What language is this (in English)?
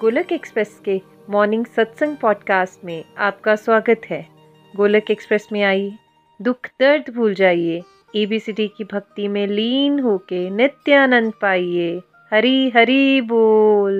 Hindi